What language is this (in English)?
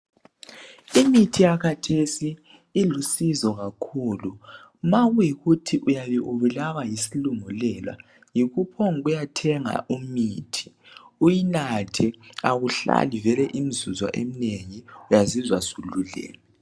North Ndebele